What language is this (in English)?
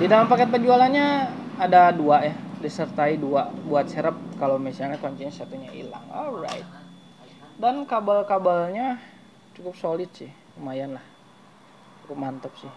Indonesian